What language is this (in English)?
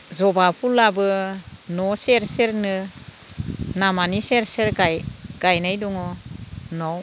Bodo